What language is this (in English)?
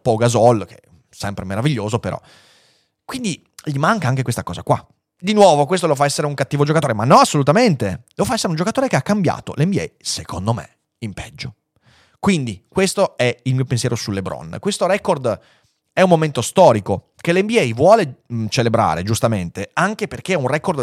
Italian